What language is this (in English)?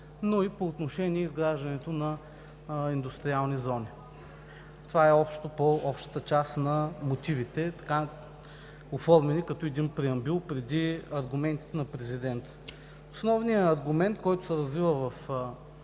Bulgarian